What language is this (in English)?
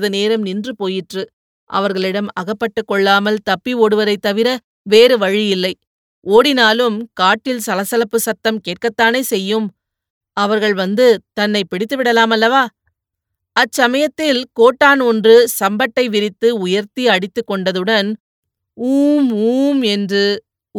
Tamil